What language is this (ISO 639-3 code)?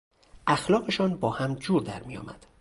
fas